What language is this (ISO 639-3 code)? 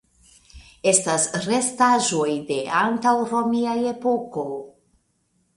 epo